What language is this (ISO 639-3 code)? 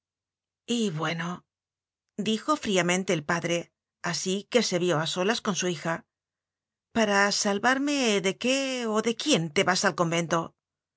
spa